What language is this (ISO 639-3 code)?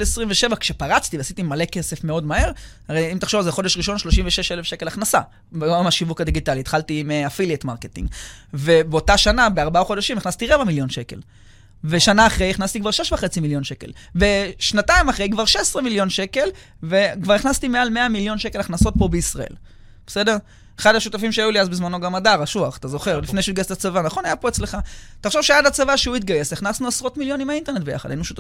heb